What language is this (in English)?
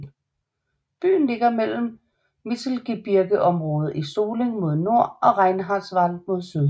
Danish